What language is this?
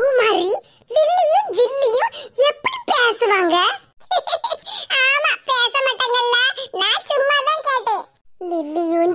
Indonesian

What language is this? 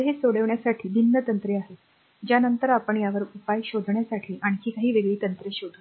Marathi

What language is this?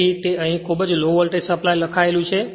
Gujarati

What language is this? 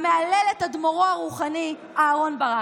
Hebrew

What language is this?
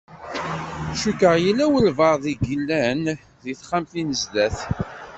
Kabyle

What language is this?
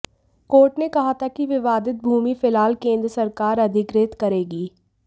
Hindi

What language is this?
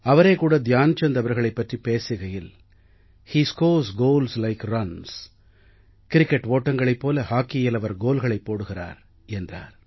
Tamil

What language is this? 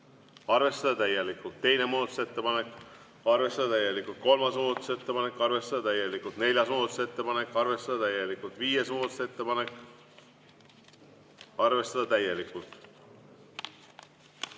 Estonian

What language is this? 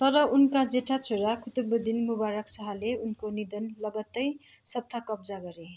Nepali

